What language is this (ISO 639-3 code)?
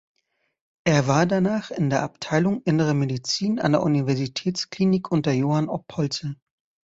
deu